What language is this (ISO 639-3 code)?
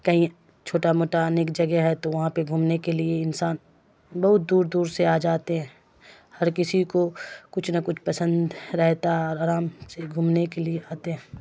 urd